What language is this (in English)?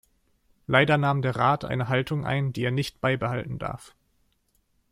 German